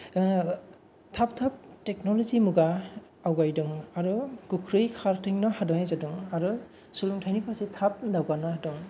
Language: Bodo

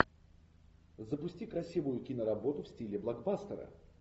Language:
Russian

